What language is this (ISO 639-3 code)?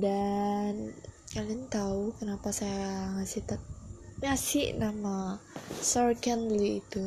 ind